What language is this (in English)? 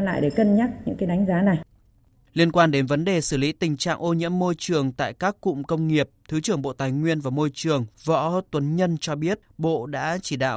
Vietnamese